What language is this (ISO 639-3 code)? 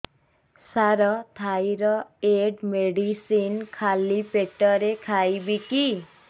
ori